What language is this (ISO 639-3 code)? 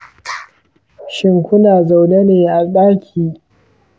hau